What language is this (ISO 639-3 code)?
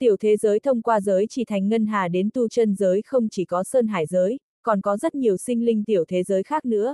vie